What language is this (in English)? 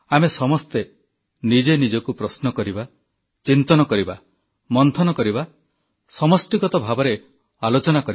Odia